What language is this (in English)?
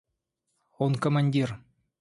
Russian